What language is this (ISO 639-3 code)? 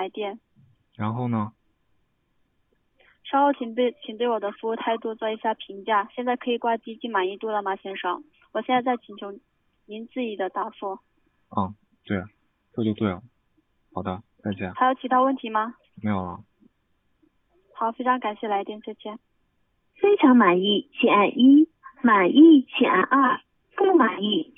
zho